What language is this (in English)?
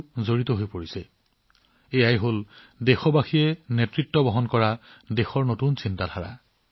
Assamese